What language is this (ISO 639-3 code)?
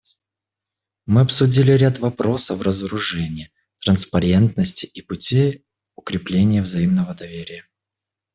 rus